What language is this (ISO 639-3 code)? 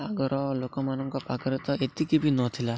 ori